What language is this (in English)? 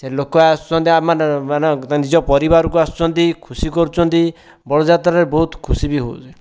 Odia